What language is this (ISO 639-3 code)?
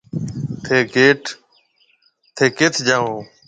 mve